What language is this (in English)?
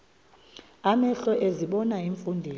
Xhosa